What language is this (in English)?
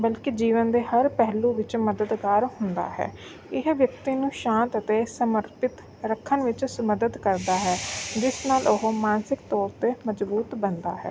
Punjabi